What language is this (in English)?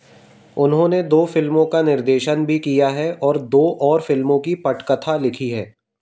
Hindi